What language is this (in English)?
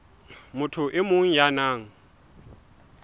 Southern Sotho